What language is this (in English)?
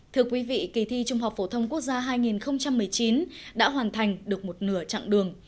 Vietnamese